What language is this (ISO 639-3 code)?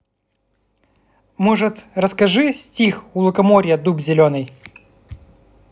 rus